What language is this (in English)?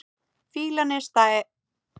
Icelandic